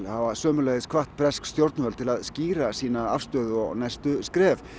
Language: Icelandic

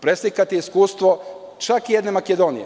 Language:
Serbian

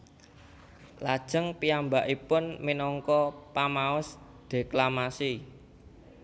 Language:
Javanese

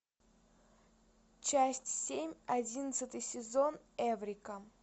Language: Russian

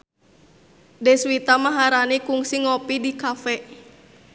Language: Sundanese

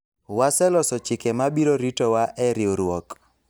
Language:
Luo (Kenya and Tanzania)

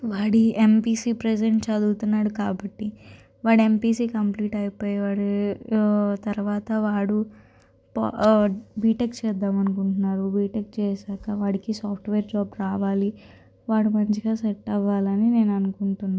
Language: Telugu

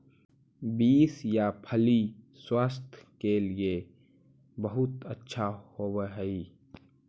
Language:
Magahi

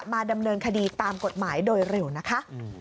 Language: Thai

